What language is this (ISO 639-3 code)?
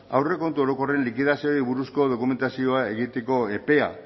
eus